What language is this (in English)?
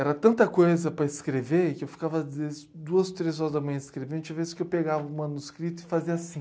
Portuguese